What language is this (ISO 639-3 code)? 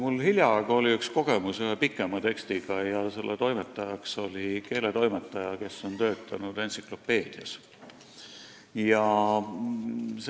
est